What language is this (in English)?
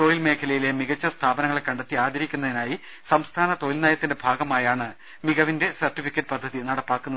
Malayalam